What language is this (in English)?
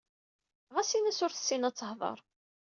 Kabyle